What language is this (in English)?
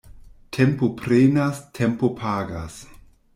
Esperanto